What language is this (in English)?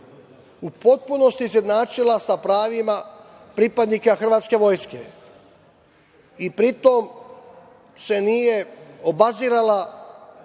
Serbian